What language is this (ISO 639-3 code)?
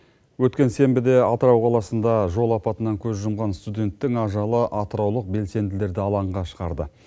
kaz